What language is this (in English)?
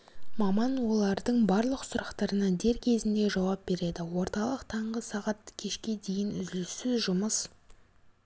Kazakh